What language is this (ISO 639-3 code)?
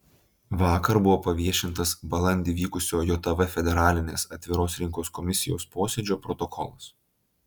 lit